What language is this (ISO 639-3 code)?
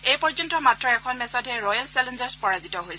asm